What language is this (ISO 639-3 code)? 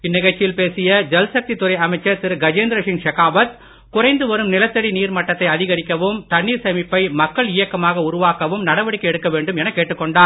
tam